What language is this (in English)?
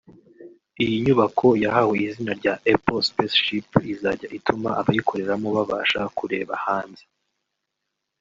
Kinyarwanda